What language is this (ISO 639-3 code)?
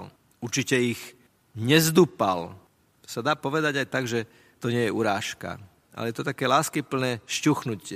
slk